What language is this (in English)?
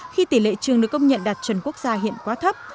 Vietnamese